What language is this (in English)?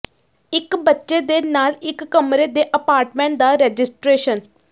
Punjabi